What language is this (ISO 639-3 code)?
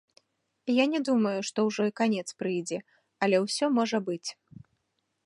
bel